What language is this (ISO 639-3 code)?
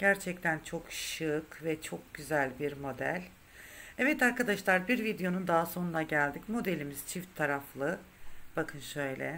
tur